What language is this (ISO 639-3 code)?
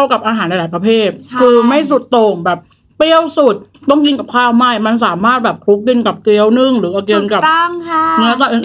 tha